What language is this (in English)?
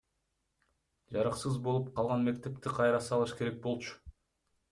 Kyrgyz